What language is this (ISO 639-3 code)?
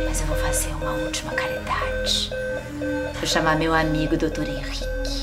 por